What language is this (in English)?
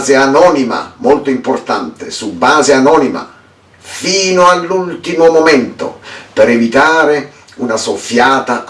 Italian